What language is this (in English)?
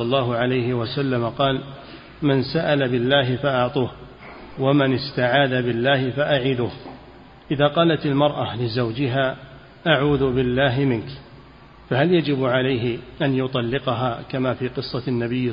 Arabic